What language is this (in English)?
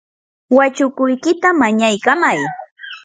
Yanahuanca Pasco Quechua